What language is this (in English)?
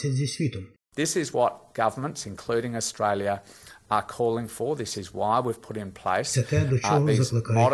Ukrainian